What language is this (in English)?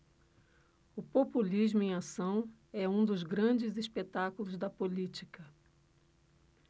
Portuguese